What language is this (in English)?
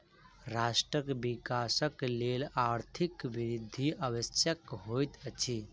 Maithili